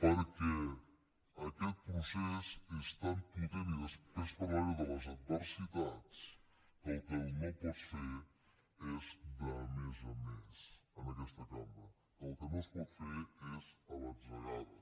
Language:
Catalan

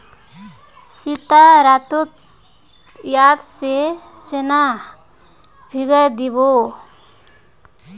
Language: Magahi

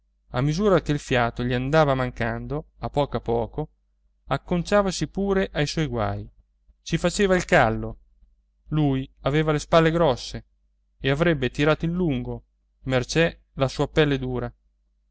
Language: Italian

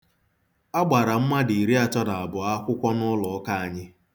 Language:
Igbo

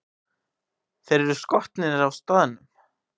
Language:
Icelandic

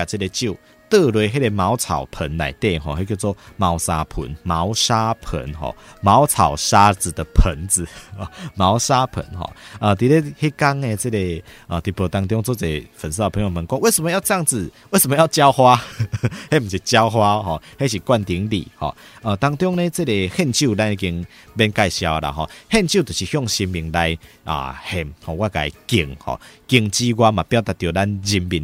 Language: Chinese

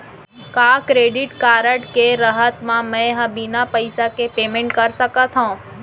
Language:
Chhattisgarhi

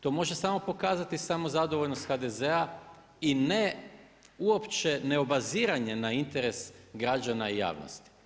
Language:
Croatian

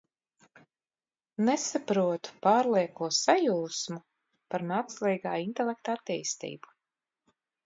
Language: Latvian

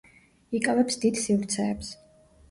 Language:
Georgian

